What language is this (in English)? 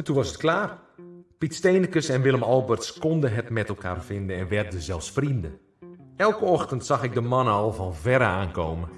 Dutch